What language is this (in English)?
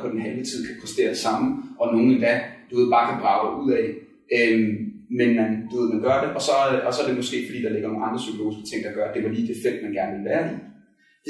Danish